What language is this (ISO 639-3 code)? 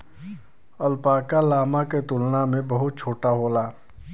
bho